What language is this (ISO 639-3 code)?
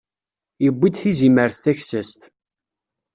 kab